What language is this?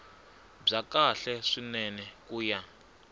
Tsonga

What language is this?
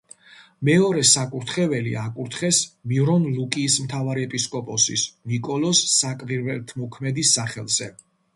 Georgian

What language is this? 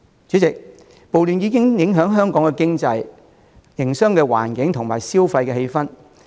Cantonese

